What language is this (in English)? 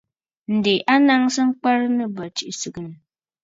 Bafut